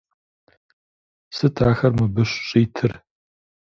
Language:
Kabardian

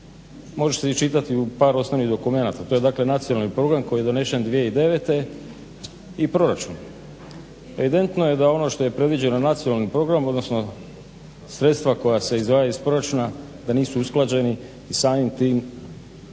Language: Croatian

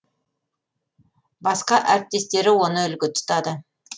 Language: Kazakh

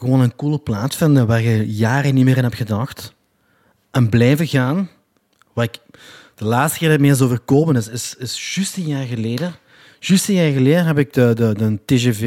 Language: Dutch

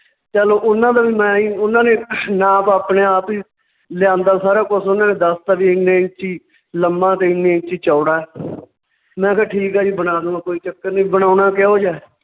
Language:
Punjabi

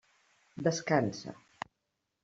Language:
Catalan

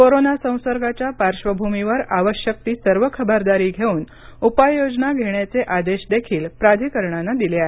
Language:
Marathi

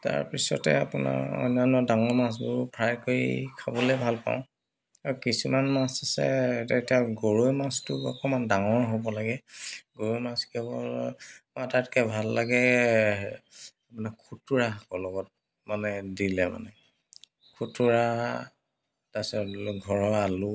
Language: Assamese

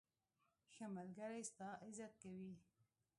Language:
Pashto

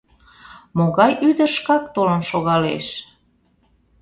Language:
Mari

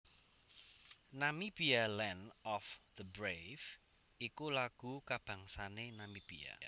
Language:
Javanese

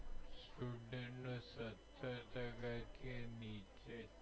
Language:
Gujarati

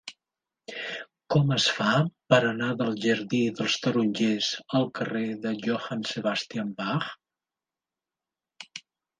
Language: Catalan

